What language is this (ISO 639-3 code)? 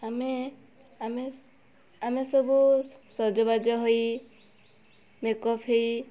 ori